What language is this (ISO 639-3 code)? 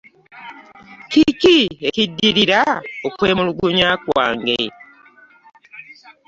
lug